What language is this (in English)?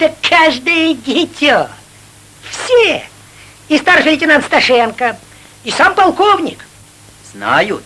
Russian